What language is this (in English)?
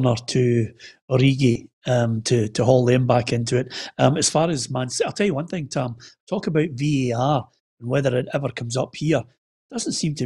English